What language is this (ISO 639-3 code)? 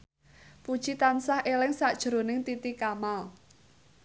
jav